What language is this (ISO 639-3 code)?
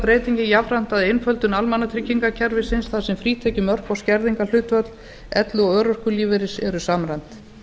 isl